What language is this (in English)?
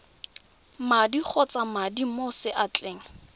Tswana